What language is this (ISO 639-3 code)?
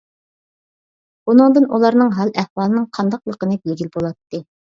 uig